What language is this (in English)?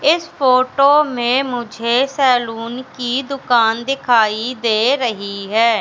Hindi